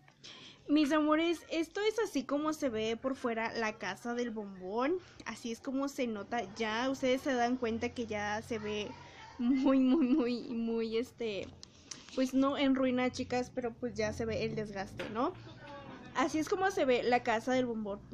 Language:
Spanish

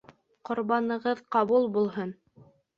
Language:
Bashkir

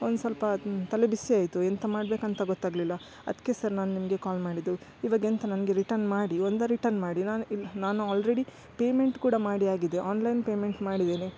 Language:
Kannada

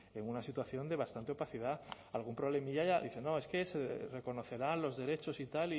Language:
Spanish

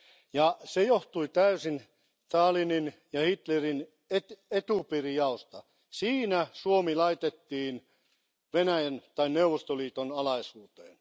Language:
Finnish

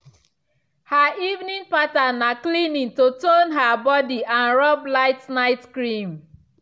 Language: Nigerian Pidgin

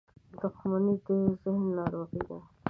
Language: Pashto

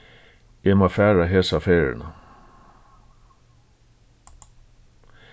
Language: Faroese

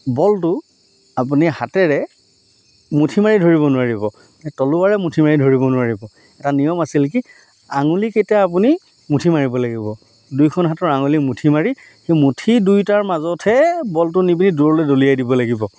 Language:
Assamese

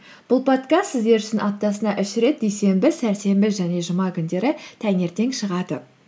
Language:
Kazakh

